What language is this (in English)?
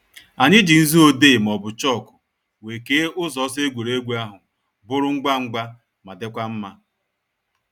Igbo